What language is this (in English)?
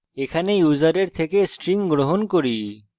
Bangla